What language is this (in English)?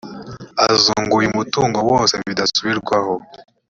Kinyarwanda